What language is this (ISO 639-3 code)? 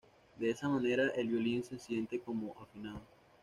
spa